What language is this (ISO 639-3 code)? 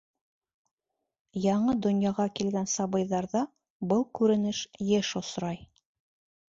bak